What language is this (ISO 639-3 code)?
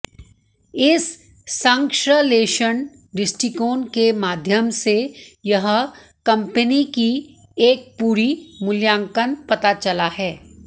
hin